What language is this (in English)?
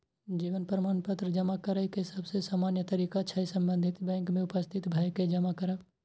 Maithili